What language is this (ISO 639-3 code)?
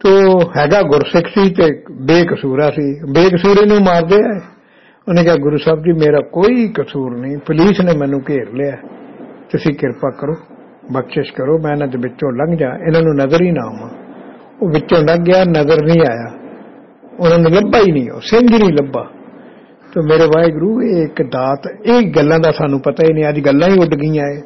pan